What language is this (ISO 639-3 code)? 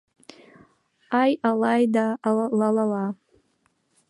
chm